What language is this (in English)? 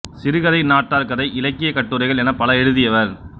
Tamil